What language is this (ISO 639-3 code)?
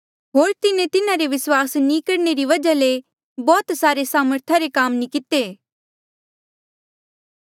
mjl